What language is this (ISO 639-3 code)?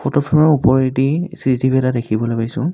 asm